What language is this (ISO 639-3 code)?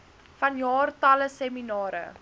afr